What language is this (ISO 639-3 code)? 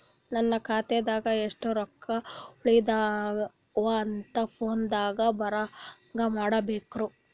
kan